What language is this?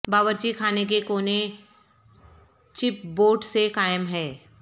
Urdu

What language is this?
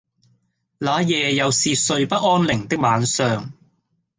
Cantonese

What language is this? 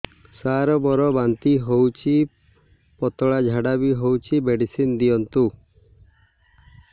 Odia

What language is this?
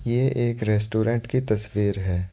Hindi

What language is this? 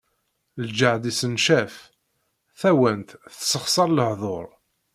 Kabyle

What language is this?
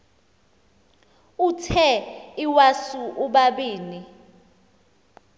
Xhosa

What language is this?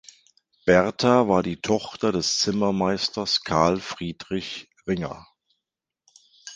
German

